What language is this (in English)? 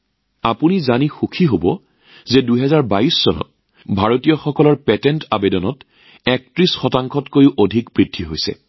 Assamese